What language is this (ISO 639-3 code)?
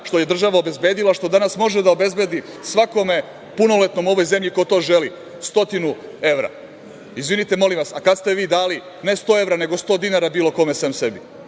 srp